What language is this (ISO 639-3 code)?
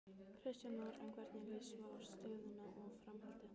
isl